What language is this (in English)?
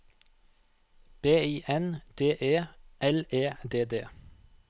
Norwegian